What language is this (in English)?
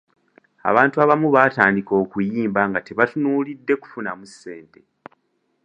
Ganda